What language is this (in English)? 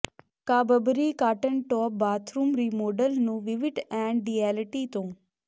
Punjabi